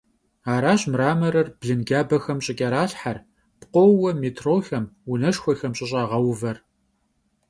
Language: Kabardian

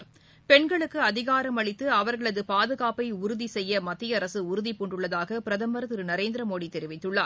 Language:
Tamil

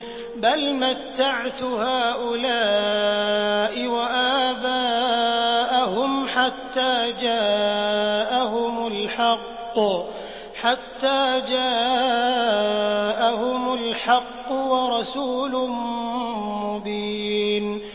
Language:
Arabic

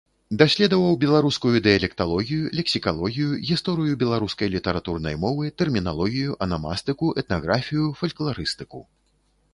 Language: Belarusian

